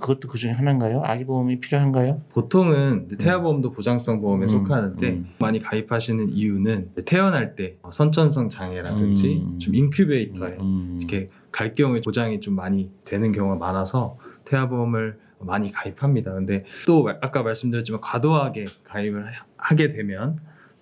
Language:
Korean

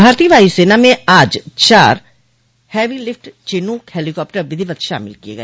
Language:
Hindi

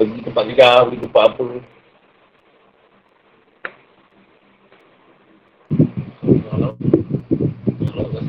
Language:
Malay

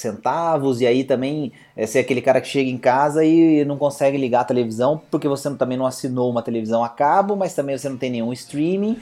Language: Portuguese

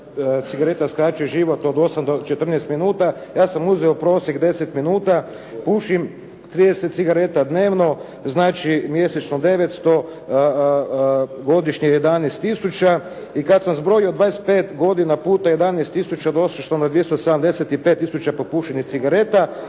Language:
Croatian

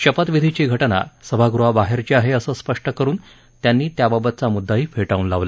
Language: Marathi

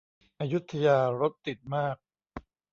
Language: Thai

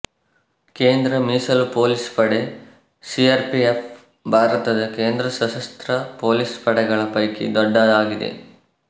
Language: Kannada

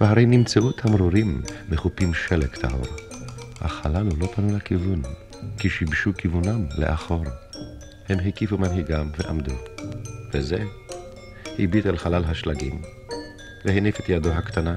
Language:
Hebrew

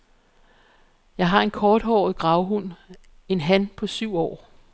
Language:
Danish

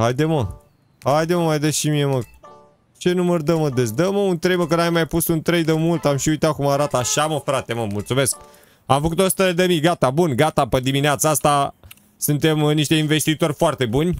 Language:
Romanian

